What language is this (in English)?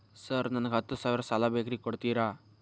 Kannada